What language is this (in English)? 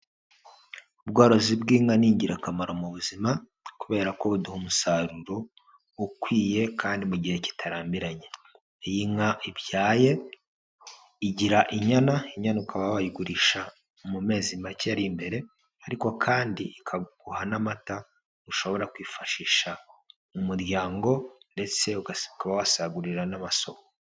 Kinyarwanda